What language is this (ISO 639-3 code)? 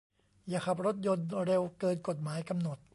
tha